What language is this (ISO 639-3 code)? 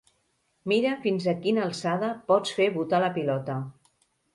cat